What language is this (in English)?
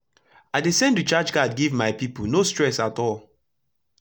Nigerian Pidgin